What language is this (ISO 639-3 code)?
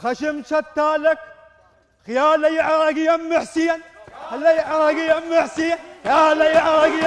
ara